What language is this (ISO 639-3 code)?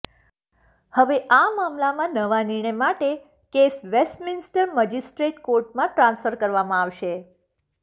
guj